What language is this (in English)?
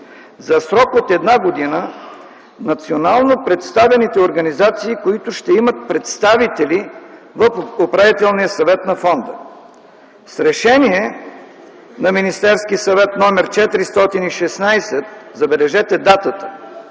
Bulgarian